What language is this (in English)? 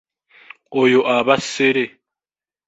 Ganda